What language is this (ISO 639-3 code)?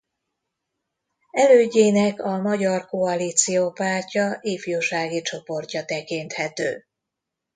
hun